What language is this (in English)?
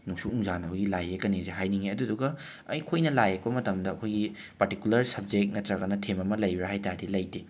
Manipuri